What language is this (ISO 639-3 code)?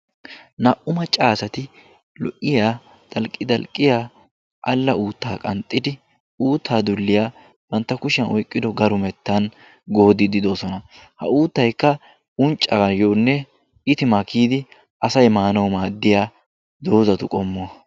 wal